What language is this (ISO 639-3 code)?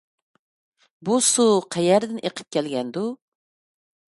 uig